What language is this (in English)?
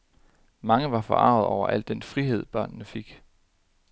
Danish